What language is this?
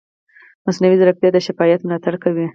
Pashto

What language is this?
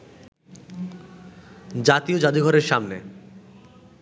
Bangla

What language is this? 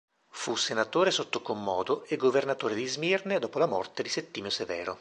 Italian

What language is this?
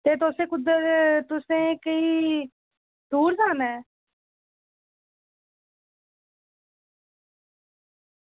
Dogri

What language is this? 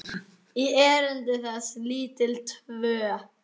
Icelandic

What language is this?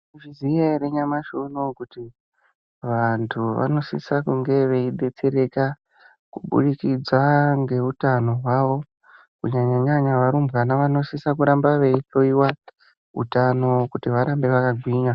Ndau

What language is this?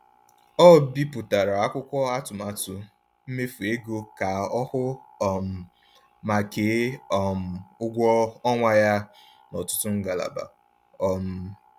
Igbo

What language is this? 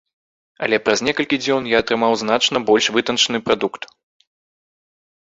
Belarusian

